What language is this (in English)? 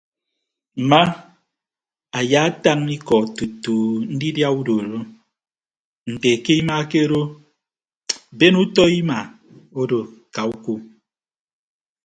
Ibibio